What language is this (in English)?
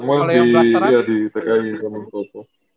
Indonesian